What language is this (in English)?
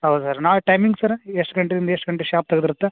Kannada